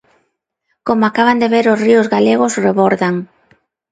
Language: Galician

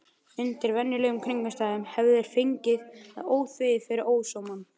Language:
Icelandic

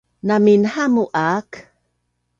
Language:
Bunun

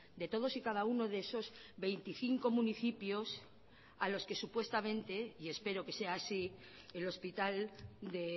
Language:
Spanish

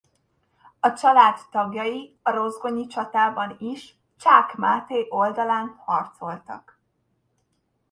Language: Hungarian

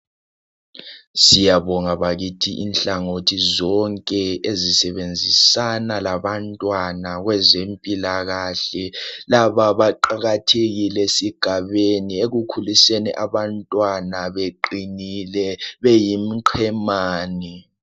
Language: North Ndebele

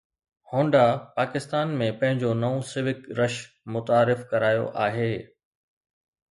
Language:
Sindhi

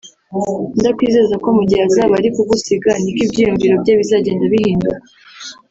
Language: Kinyarwanda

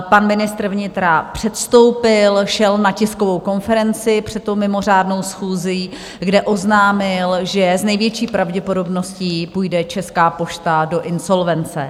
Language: Czech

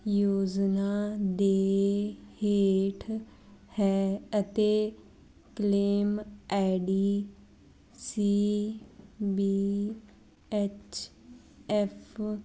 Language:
Punjabi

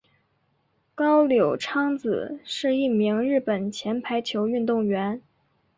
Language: Chinese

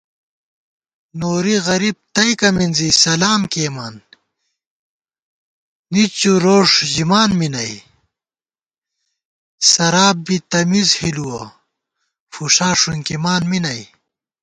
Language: Gawar-Bati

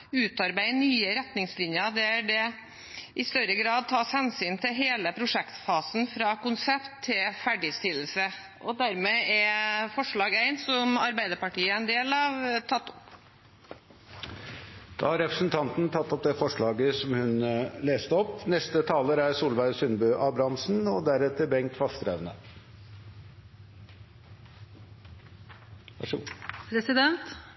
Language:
Norwegian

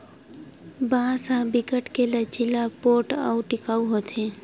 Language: Chhattisgarhi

